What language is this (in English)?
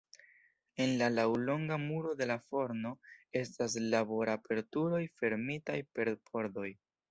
Esperanto